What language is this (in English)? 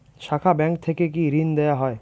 Bangla